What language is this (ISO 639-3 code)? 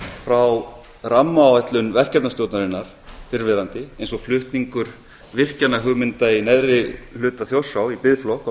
isl